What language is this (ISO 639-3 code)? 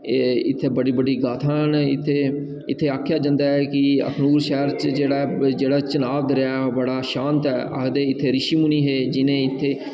doi